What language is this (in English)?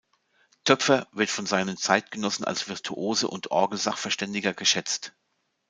German